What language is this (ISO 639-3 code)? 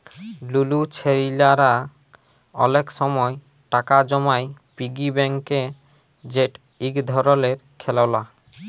ben